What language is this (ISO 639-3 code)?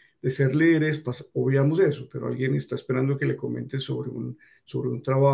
spa